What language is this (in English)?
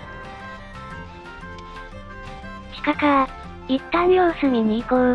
Japanese